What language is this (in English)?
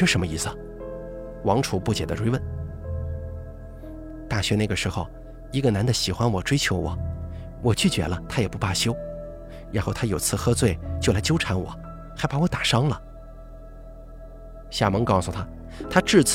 Chinese